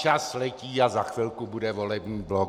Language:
Czech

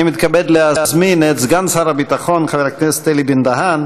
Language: Hebrew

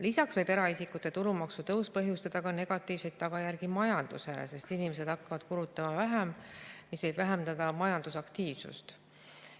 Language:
Estonian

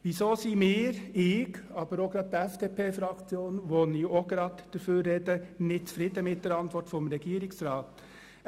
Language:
Swiss German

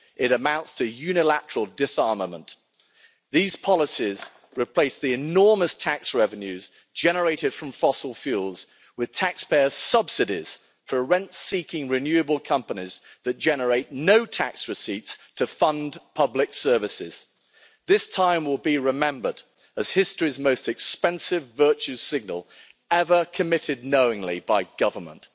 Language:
English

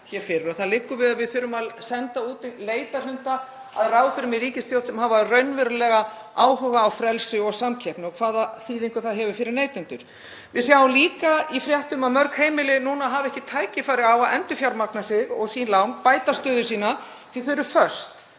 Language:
Icelandic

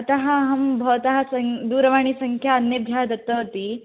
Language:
Sanskrit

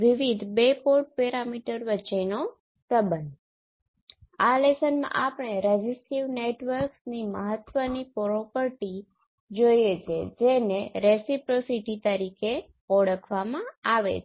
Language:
Gujarati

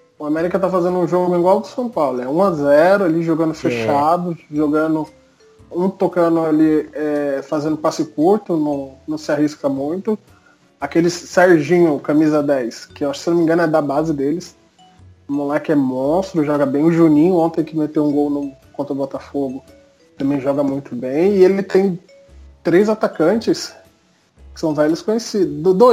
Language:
Portuguese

